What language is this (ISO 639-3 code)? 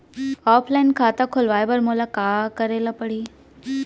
hne